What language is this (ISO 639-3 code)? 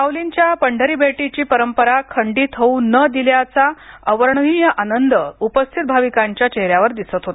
mar